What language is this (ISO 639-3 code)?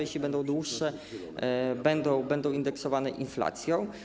pol